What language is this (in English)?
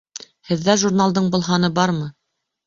Bashkir